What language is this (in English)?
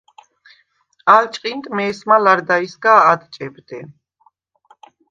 Svan